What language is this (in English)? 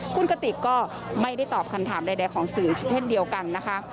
Thai